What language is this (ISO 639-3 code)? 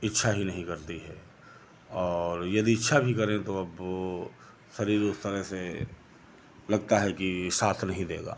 hin